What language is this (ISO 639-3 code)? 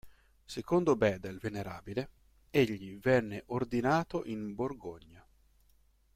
ita